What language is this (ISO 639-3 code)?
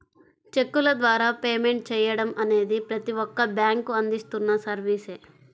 tel